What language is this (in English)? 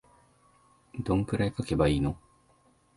Japanese